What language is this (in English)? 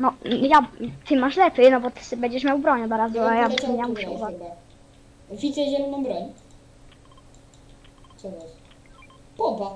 Polish